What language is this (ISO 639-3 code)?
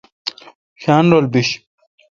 xka